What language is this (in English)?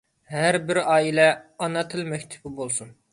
Uyghur